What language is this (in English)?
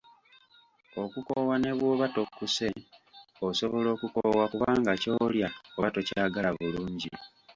Ganda